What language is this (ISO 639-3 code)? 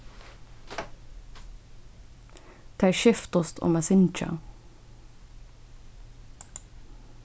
fao